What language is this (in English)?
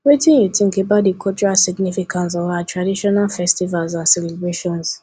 Nigerian Pidgin